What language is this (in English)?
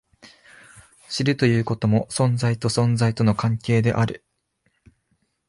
Japanese